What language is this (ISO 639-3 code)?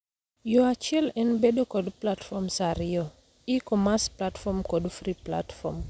luo